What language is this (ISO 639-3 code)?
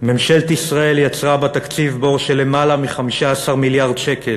heb